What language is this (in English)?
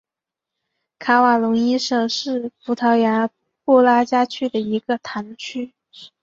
Chinese